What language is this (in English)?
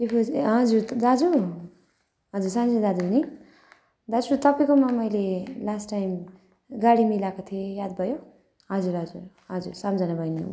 Nepali